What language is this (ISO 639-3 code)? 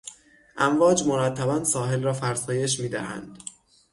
fas